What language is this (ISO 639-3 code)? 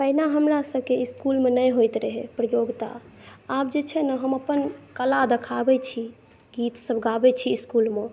mai